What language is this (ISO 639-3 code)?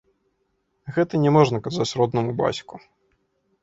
bel